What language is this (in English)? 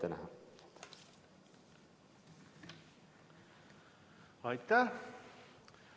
Estonian